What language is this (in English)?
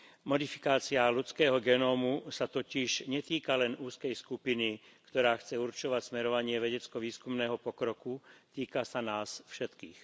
Slovak